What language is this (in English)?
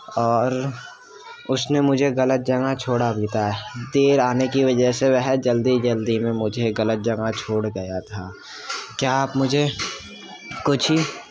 Urdu